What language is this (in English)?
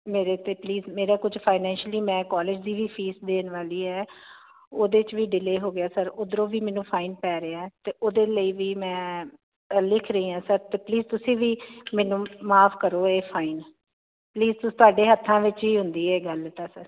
Punjabi